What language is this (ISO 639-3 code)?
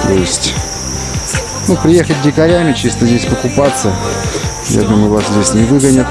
rus